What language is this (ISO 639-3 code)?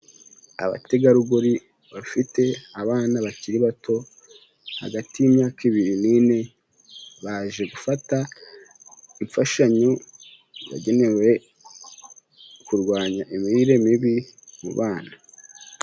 kin